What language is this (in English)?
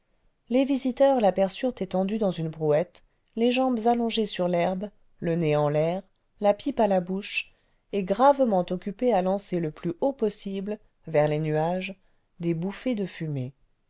French